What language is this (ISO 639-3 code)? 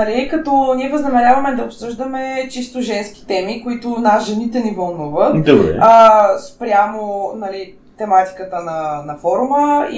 bul